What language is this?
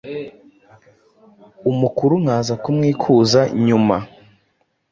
Kinyarwanda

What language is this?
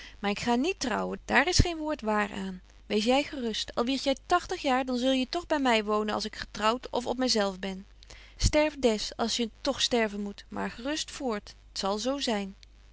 Dutch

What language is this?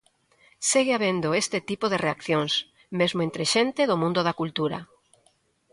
Galician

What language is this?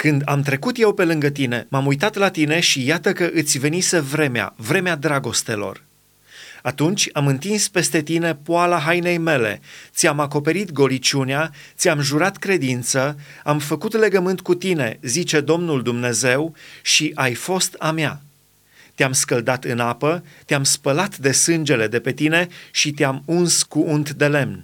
Romanian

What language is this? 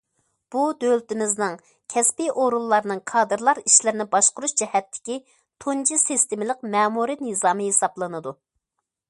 Uyghur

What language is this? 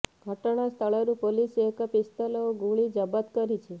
Odia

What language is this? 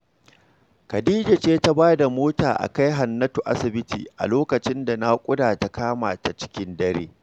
Hausa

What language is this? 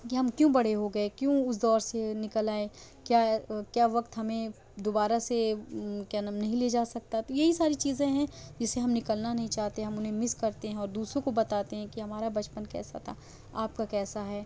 Urdu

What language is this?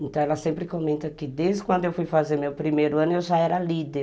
Portuguese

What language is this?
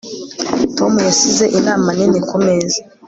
Kinyarwanda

